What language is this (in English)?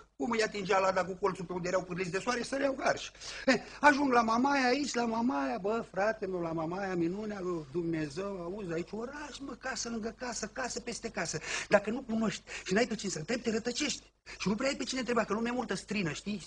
Romanian